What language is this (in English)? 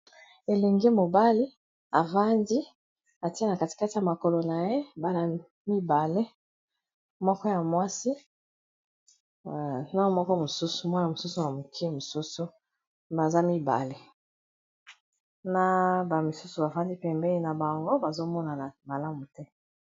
Lingala